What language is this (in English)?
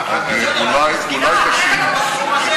Hebrew